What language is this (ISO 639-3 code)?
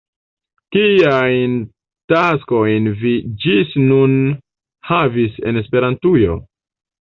epo